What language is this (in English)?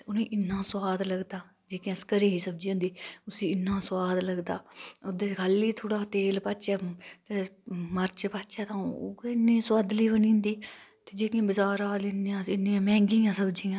Dogri